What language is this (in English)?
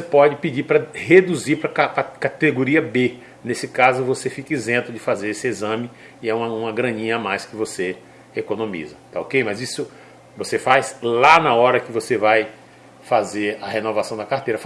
Portuguese